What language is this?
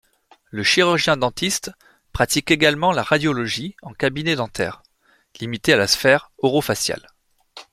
French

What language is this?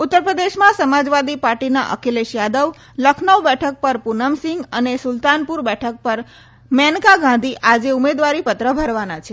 Gujarati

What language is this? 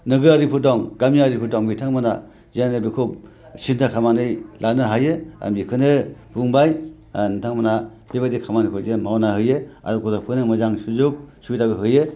Bodo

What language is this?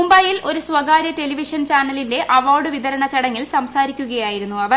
Malayalam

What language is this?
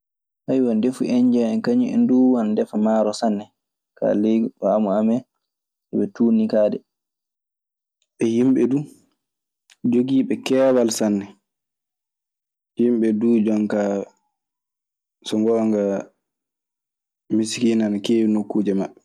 Maasina Fulfulde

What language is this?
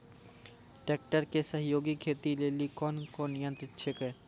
Maithili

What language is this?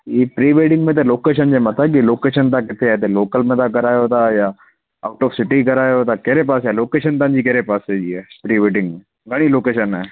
Sindhi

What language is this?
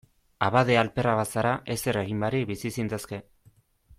Basque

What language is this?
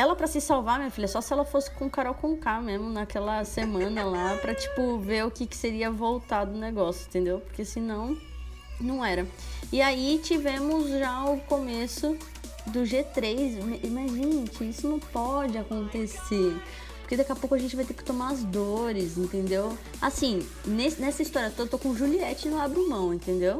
Portuguese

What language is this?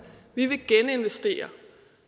Danish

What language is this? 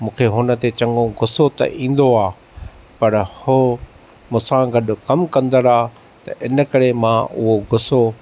Sindhi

